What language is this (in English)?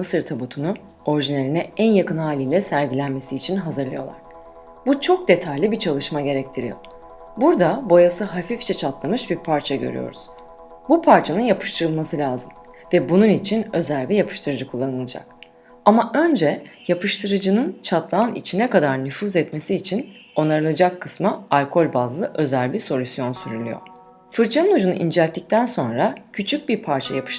Turkish